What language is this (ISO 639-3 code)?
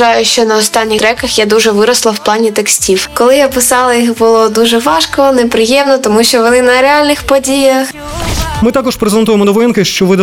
ukr